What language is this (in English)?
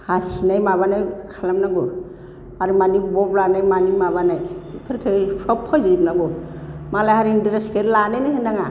Bodo